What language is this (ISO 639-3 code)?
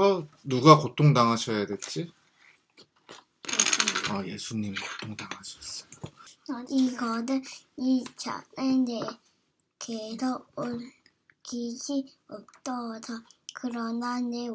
kor